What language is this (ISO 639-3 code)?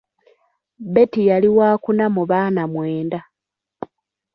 lug